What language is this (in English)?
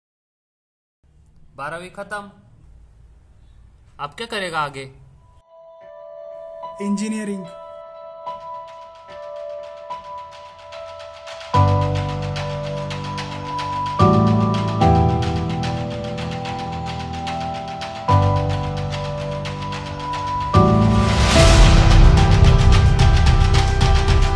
Hindi